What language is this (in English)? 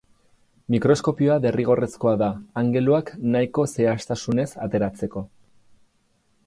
Basque